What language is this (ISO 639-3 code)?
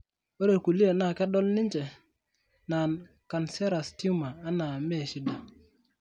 mas